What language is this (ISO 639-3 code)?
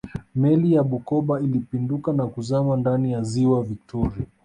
swa